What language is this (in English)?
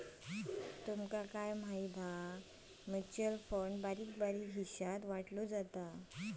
Marathi